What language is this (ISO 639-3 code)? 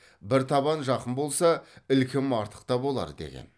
kaz